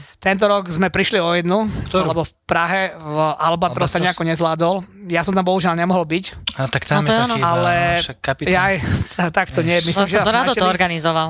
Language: Slovak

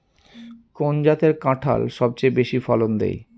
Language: Bangla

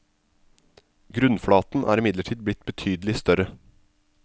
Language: Norwegian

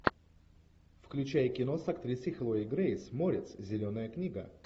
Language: Russian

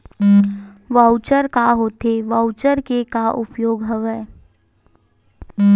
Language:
Chhattisgarhi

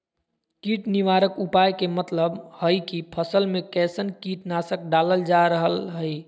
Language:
Magahi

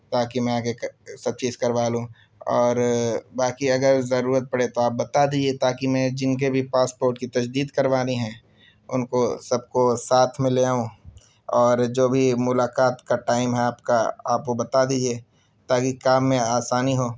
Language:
Urdu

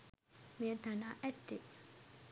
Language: Sinhala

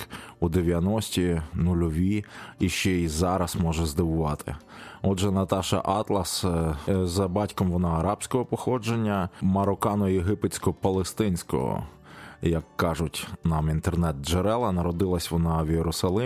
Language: Ukrainian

